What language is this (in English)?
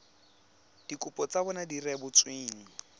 Tswana